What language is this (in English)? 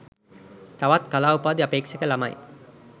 Sinhala